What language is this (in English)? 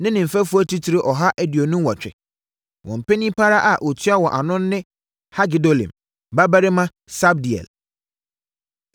Akan